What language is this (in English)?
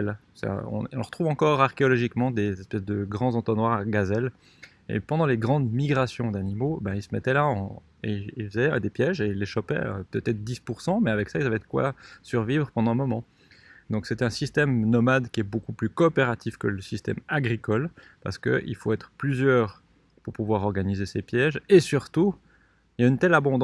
French